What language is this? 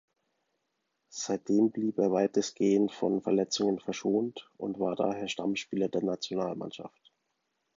German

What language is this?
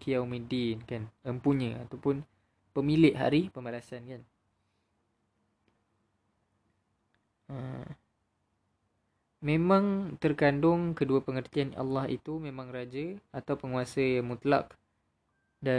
Malay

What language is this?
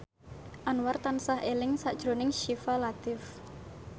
Javanese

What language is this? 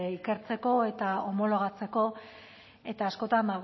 Basque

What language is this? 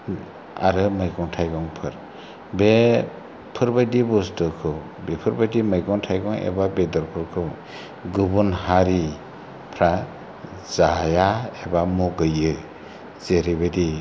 Bodo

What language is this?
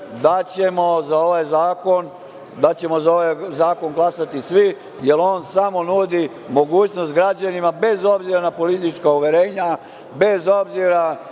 Serbian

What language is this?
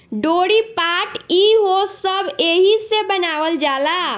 Bhojpuri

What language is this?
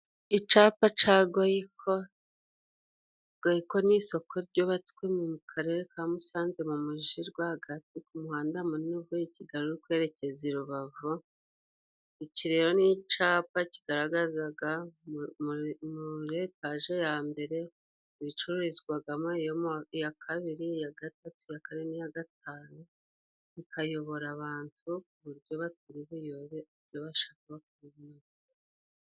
Kinyarwanda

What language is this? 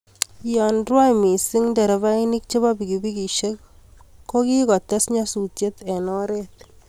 Kalenjin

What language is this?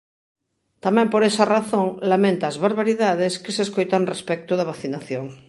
Galician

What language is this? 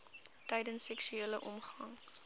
Afrikaans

